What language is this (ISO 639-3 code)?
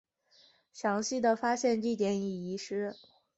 zho